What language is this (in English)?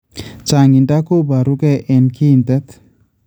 Kalenjin